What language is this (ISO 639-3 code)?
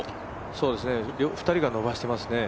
jpn